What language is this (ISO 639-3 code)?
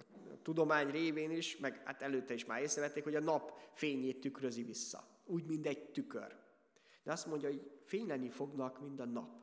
hun